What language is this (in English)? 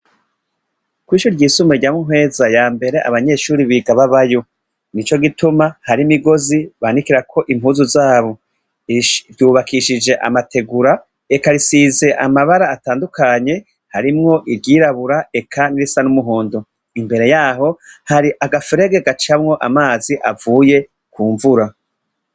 Rundi